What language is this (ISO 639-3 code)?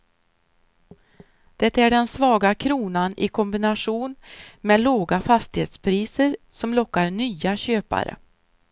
swe